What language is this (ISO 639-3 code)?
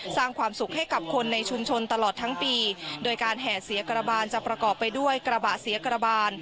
tha